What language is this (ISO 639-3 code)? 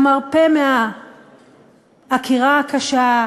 heb